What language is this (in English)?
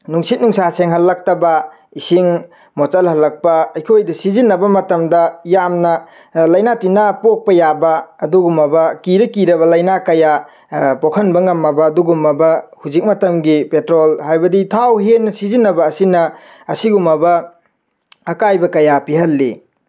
Manipuri